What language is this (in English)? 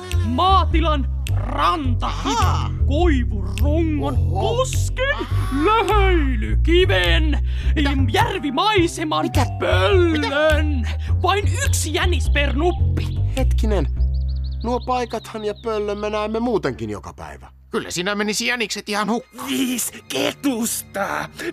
Finnish